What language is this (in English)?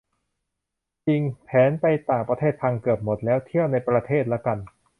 Thai